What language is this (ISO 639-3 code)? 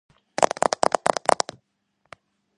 kat